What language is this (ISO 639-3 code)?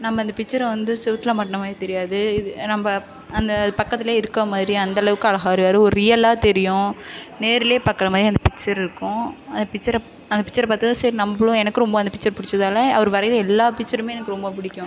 tam